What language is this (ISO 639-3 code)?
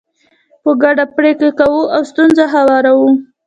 pus